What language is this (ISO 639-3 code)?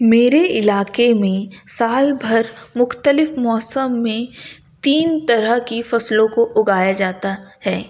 urd